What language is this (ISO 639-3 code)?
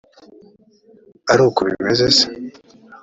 kin